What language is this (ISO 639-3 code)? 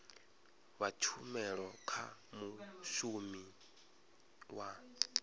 ven